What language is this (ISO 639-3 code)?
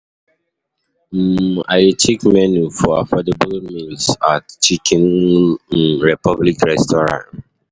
pcm